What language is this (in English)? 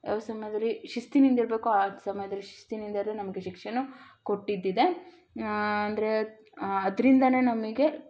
Kannada